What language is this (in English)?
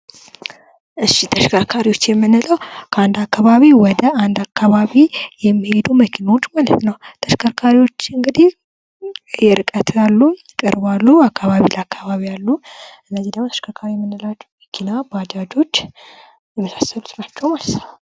Amharic